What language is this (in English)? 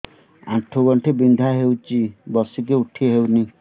Odia